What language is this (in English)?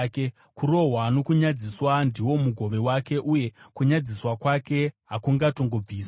Shona